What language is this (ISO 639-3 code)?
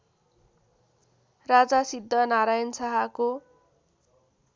nep